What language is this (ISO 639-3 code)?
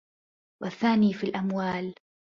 ara